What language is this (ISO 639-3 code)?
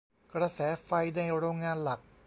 tha